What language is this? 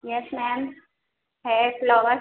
Urdu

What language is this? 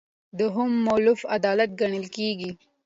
Pashto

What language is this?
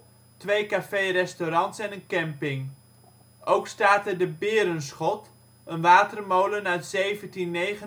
Dutch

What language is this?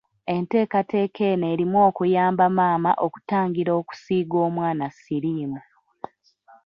Ganda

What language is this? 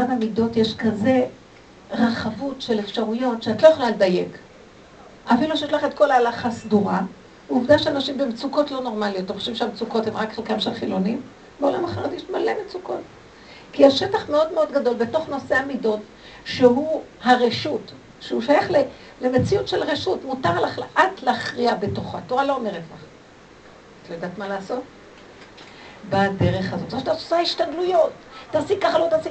Hebrew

